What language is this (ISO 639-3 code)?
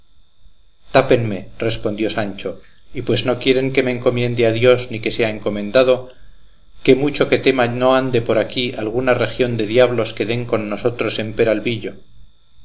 spa